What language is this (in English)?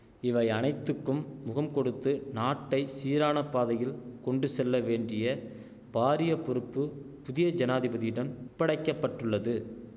Tamil